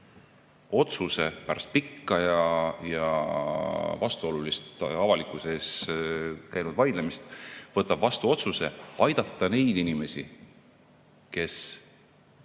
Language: Estonian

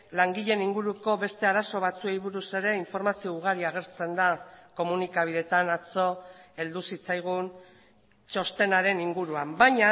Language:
Basque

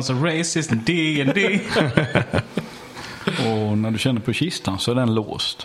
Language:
Swedish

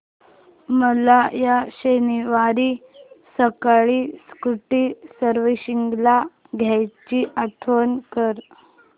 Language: Marathi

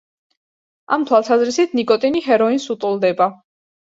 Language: Georgian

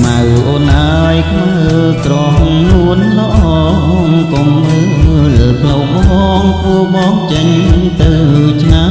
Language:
Khmer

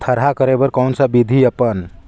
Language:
Chhattisgarhi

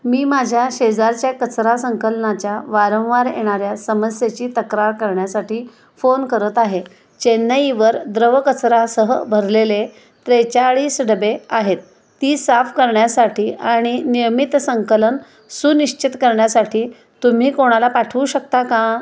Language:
Marathi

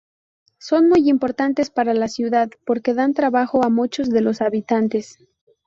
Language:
Spanish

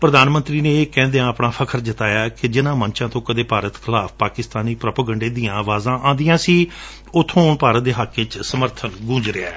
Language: Punjabi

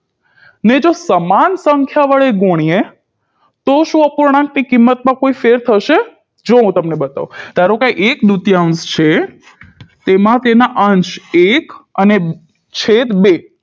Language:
Gujarati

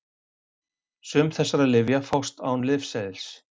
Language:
Icelandic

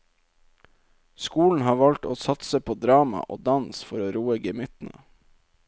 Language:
Norwegian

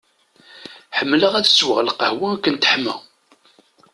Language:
Kabyle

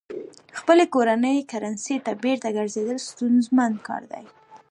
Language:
Pashto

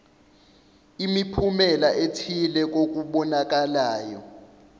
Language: Zulu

